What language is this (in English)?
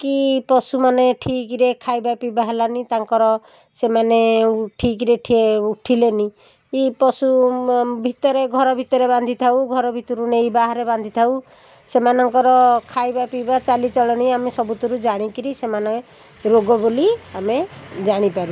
Odia